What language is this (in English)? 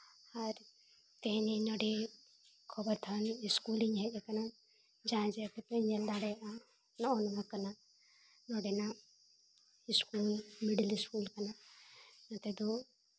Santali